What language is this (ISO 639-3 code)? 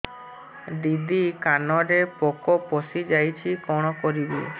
ori